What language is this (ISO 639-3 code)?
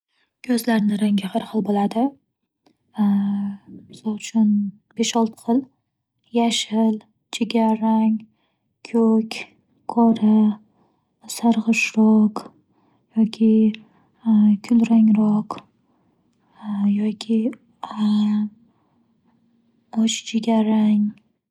uzb